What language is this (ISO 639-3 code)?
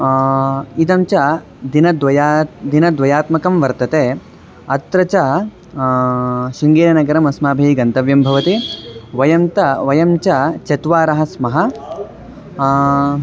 san